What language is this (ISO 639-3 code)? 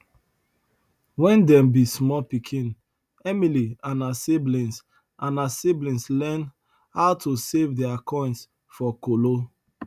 pcm